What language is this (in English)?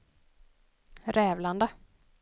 Swedish